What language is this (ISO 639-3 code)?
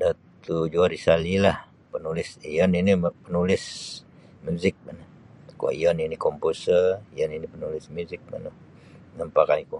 bsy